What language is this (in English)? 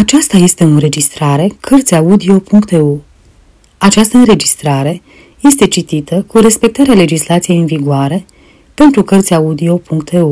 Romanian